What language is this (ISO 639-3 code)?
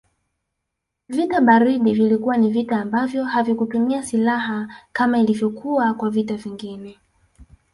swa